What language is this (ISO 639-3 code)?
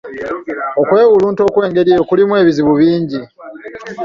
lug